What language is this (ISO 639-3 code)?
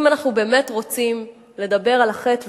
heb